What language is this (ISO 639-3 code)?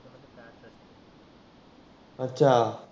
mar